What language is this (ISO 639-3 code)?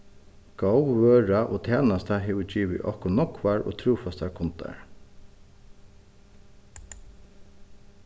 fao